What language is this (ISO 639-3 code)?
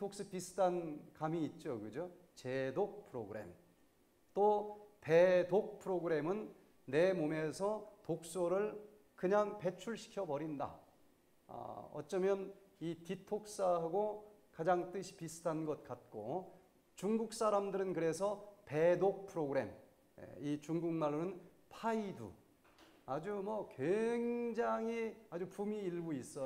kor